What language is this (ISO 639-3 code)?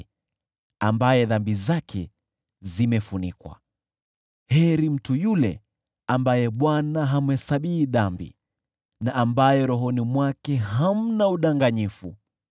swa